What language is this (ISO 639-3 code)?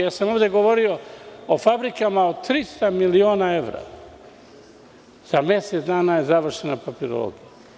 srp